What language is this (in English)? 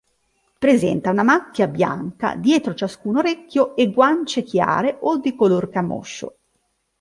Italian